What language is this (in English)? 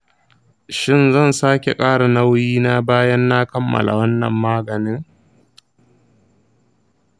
Hausa